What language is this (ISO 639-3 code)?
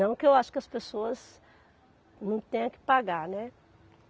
por